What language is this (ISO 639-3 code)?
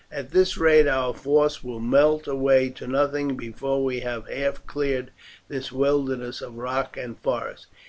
eng